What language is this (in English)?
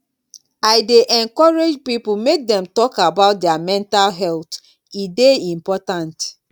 Nigerian Pidgin